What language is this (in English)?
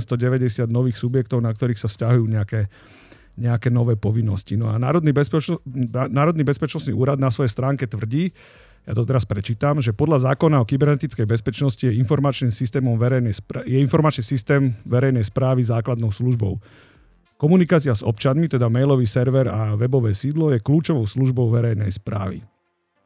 Slovak